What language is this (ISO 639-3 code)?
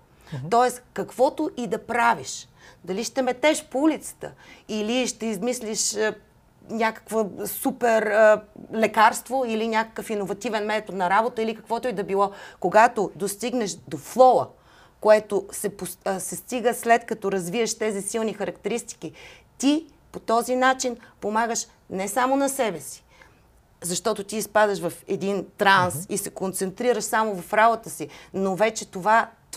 bul